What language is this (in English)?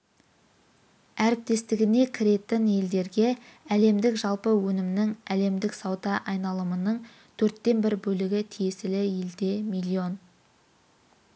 Kazakh